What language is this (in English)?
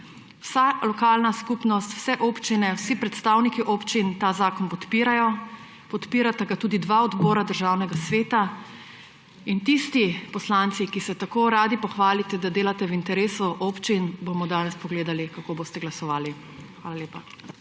Slovenian